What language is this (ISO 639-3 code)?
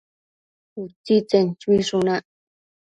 mcf